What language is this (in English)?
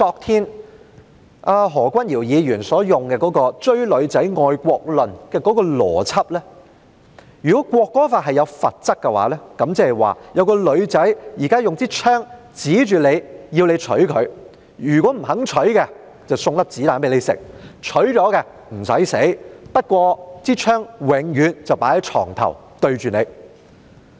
Cantonese